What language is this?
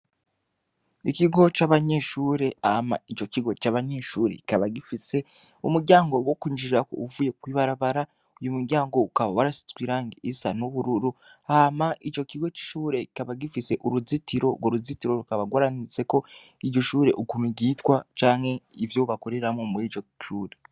Rundi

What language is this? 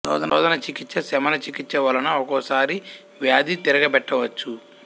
Telugu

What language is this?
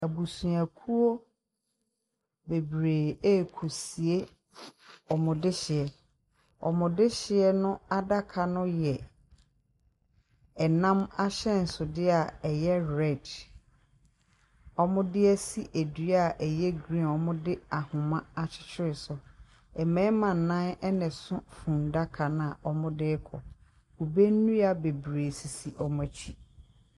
Akan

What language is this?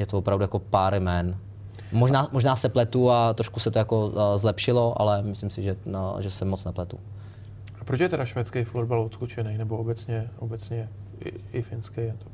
Czech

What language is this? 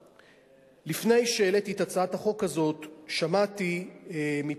Hebrew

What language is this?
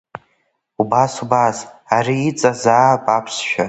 Abkhazian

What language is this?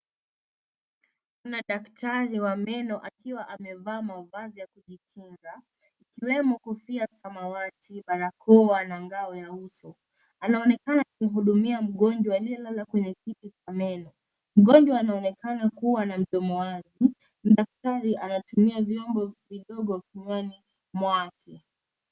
Swahili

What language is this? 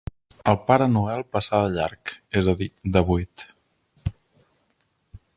Catalan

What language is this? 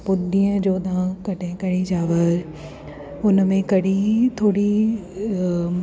Sindhi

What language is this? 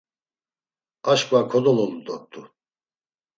Laz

